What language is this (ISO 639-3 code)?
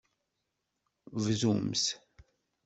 kab